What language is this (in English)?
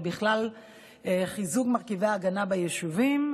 Hebrew